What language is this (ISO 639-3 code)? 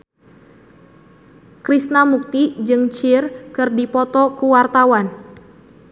sun